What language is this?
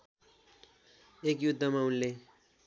Nepali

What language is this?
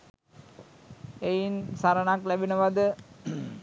Sinhala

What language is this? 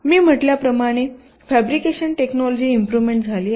Marathi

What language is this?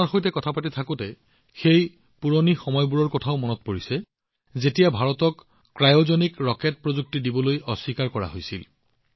Assamese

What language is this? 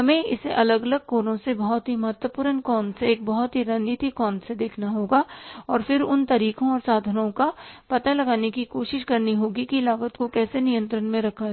Hindi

